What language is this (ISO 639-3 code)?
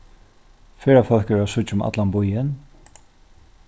fao